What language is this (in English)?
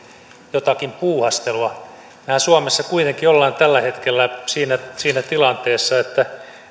Finnish